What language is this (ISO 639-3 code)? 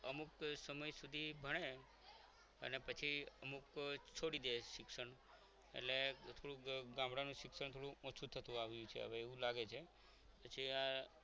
guj